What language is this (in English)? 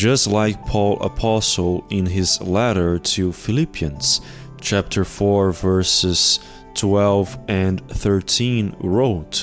English